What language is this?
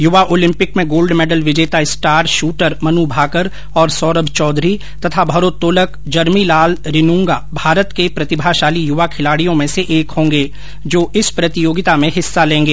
Hindi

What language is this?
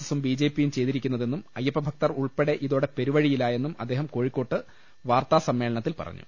Malayalam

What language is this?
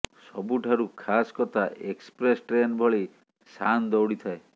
Odia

